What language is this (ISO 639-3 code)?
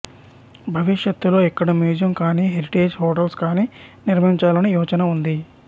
tel